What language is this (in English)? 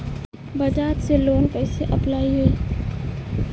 Bhojpuri